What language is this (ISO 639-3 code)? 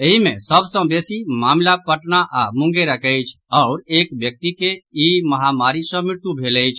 mai